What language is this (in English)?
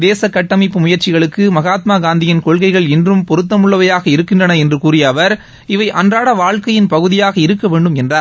Tamil